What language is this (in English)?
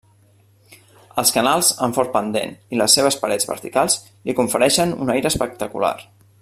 Catalan